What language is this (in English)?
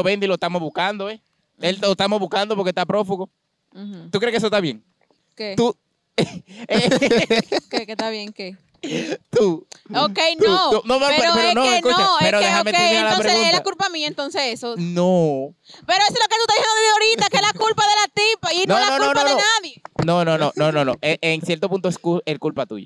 Spanish